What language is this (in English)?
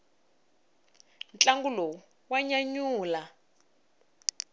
Tsonga